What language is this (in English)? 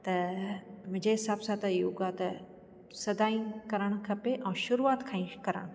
Sindhi